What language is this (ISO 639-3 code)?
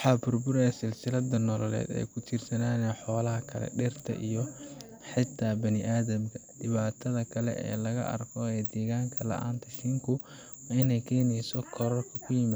som